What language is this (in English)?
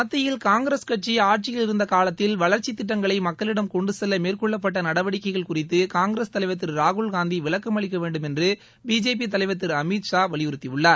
Tamil